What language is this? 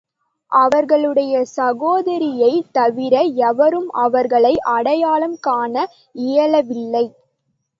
Tamil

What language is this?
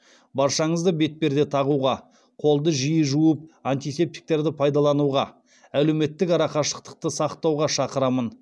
Kazakh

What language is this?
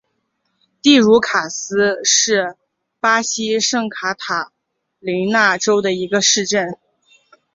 Chinese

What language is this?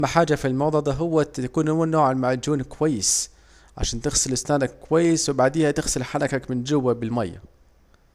Saidi Arabic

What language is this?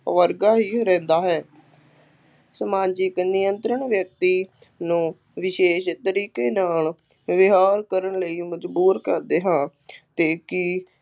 Punjabi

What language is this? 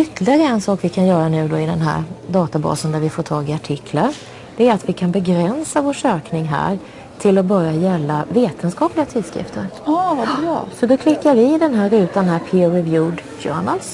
Swedish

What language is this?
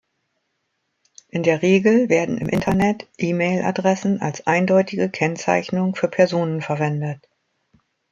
German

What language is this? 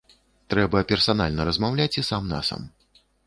Belarusian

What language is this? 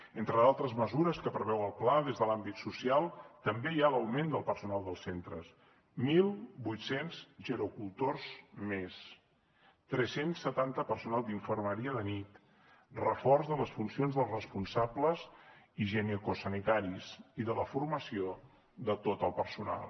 Catalan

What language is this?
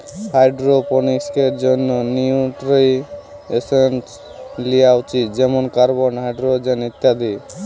Bangla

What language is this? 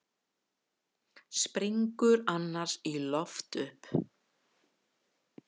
Icelandic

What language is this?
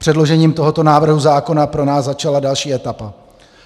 Czech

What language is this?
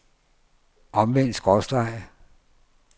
Danish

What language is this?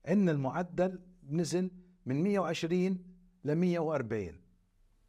Arabic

